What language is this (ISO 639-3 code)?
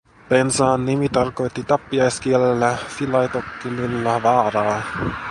fin